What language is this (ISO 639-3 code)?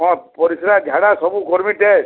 ori